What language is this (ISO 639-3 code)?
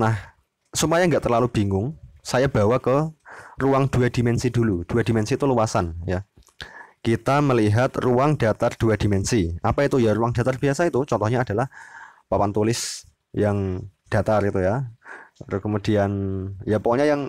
ind